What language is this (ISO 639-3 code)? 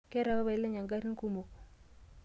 mas